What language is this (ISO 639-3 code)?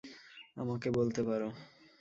ben